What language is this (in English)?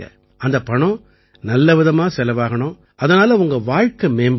Tamil